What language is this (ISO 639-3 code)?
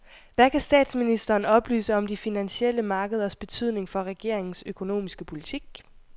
dan